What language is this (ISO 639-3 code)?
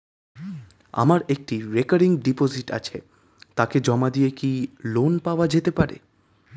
ben